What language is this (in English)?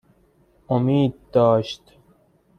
Persian